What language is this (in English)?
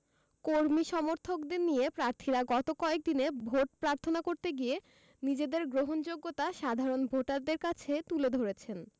Bangla